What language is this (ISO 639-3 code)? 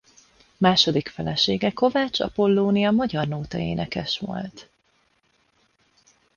hun